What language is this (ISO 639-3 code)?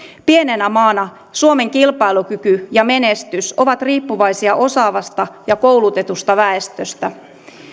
fin